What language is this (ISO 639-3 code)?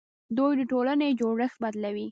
pus